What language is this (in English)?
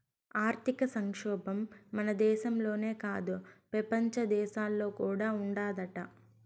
Telugu